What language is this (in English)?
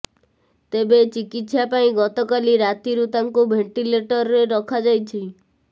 Odia